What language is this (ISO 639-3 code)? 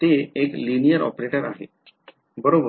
mar